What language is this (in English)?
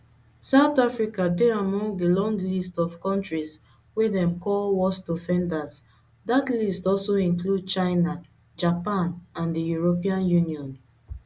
Nigerian Pidgin